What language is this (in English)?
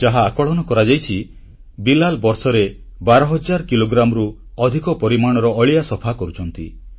Odia